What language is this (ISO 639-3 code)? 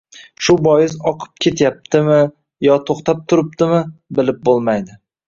uzb